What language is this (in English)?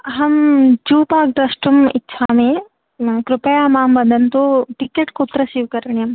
Sanskrit